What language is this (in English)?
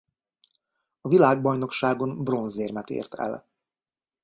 Hungarian